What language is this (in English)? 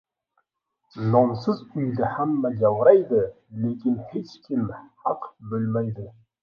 Uzbek